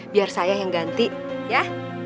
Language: Indonesian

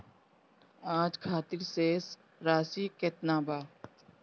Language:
Bhojpuri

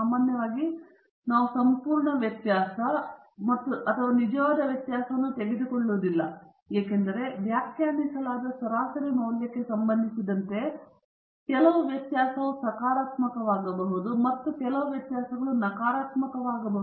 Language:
Kannada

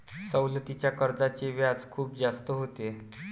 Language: Marathi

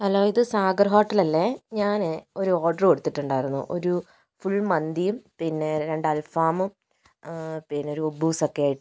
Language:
Malayalam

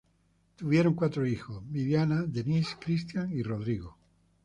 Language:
Spanish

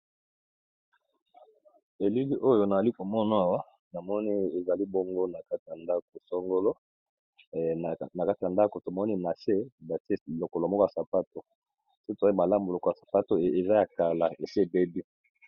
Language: Lingala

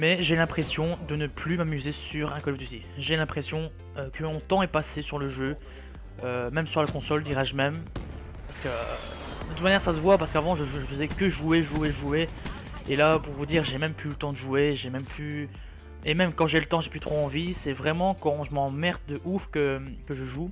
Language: French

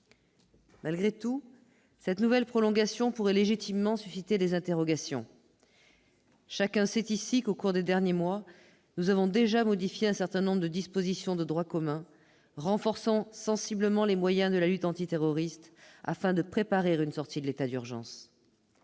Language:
French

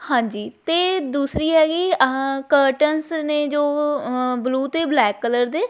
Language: Punjabi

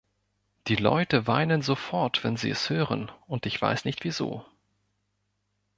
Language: German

